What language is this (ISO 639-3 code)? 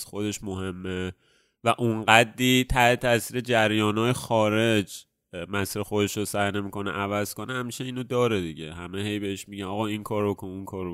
fas